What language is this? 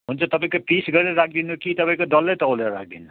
Nepali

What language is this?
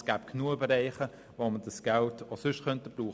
Swiss German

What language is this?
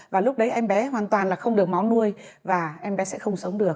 Vietnamese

